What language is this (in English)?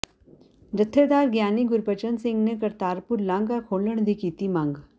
Punjabi